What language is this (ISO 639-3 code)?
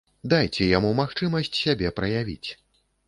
bel